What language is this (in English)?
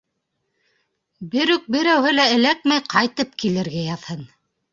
Bashkir